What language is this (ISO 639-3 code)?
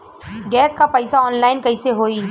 bho